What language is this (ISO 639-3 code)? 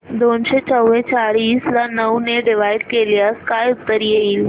mar